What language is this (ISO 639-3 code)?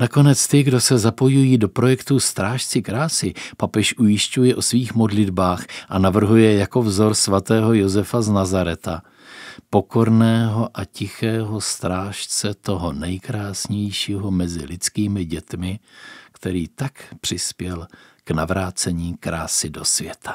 ces